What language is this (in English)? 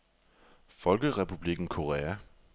Danish